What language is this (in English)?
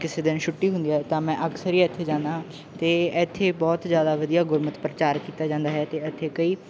Punjabi